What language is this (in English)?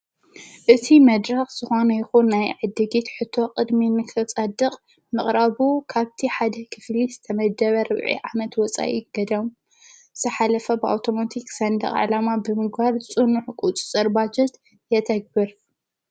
Tigrinya